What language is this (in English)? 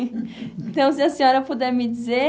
Portuguese